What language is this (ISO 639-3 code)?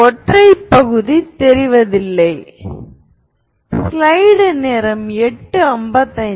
tam